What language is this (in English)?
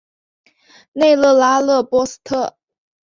Chinese